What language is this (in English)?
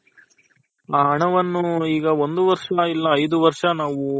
Kannada